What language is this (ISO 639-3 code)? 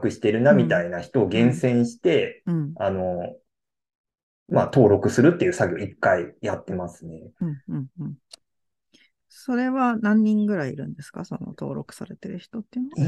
jpn